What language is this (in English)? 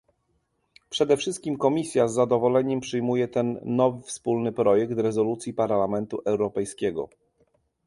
Polish